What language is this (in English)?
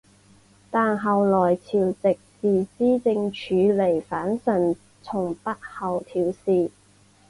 Chinese